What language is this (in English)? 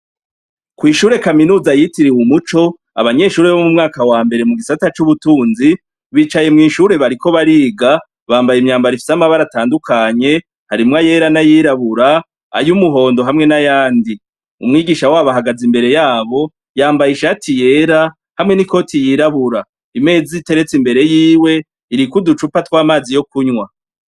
Rundi